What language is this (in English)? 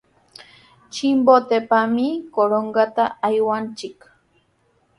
Sihuas Ancash Quechua